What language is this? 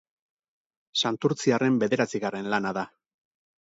Basque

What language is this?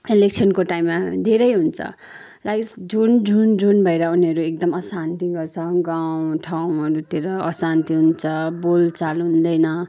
Nepali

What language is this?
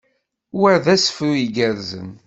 Kabyle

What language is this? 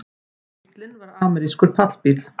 Icelandic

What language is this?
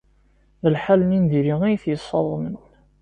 Kabyle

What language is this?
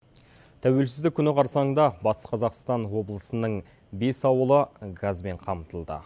Kazakh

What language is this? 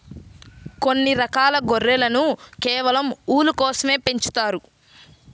Telugu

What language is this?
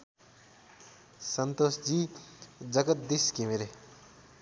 Nepali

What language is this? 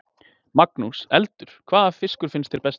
Icelandic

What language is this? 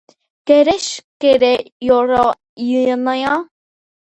Georgian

